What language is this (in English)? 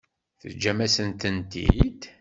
Kabyle